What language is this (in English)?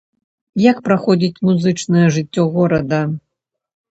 Belarusian